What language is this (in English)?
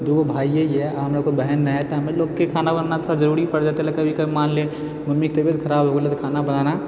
Maithili